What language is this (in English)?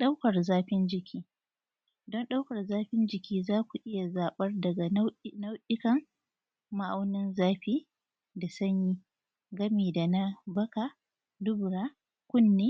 Hausa